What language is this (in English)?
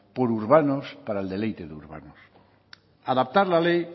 Spanish